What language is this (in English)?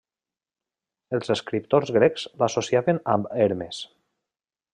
Catalan